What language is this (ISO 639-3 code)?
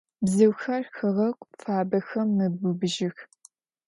ady